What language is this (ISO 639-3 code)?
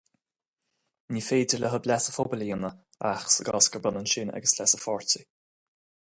gle